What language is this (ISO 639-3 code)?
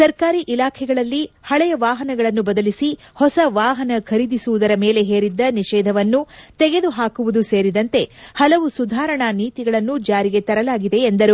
kan